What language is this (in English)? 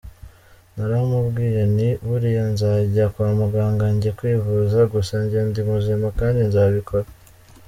Kinyarwanda